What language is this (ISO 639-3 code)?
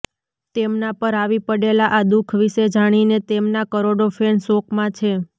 guj